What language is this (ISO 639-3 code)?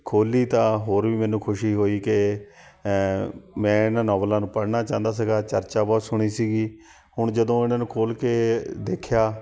pan